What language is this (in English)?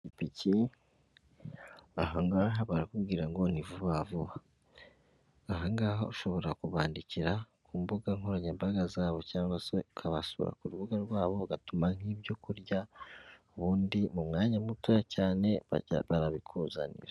Kinyarwanda